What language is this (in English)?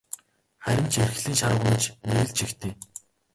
Mongolian